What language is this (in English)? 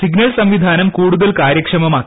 Malayalam